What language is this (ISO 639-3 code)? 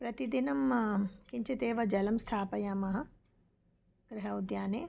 san